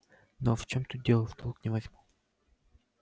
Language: Russian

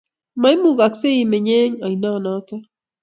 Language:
Kalenjin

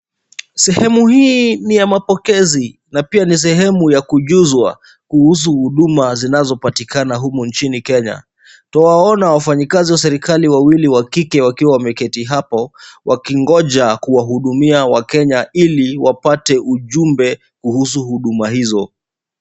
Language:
Swahili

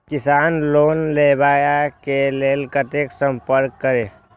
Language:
Maithili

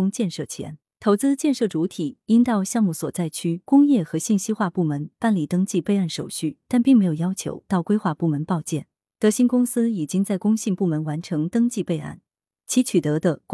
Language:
Chinese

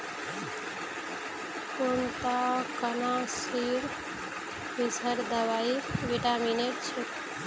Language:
Magahi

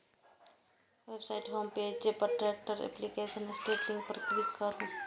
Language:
Maithili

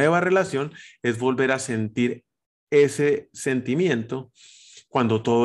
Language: Spanish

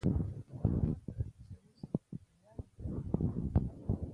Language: Fe'fe'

